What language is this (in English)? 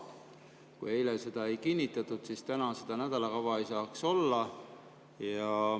Estonian